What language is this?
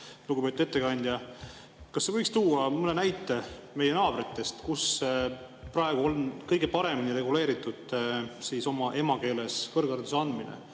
Estonian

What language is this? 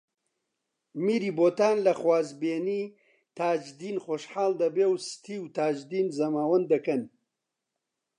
Central Kurdish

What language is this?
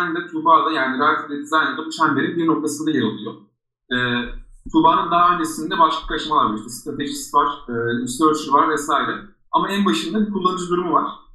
Turkish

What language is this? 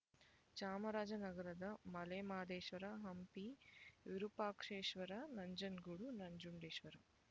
Kannada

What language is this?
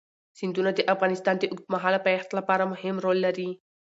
Pashto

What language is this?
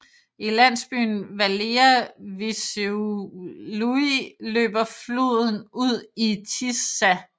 Danish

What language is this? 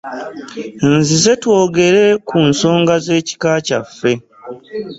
Ganda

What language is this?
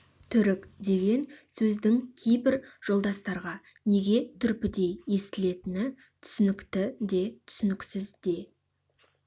Kazakh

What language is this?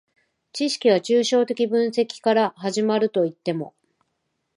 Japanese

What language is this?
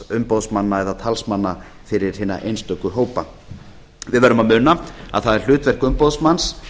Icelandic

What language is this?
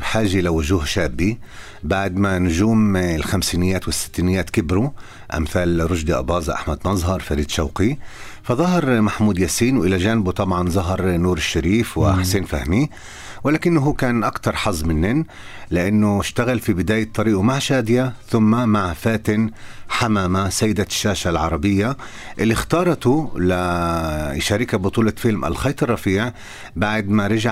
Arabic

